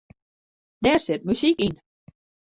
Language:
Western Frisian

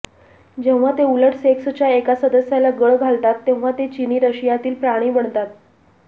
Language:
Marathi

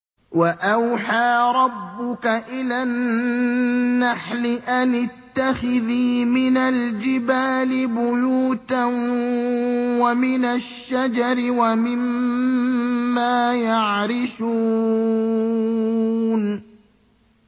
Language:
Arabic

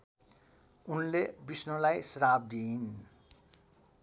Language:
Nepali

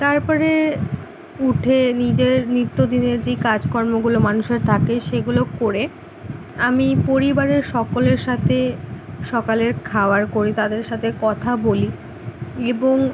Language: Bangla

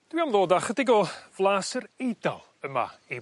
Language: Welsh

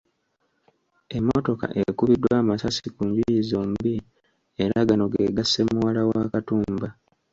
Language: Ganda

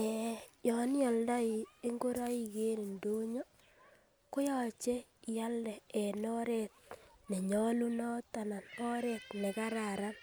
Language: Kalenjin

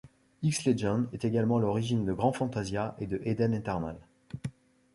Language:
French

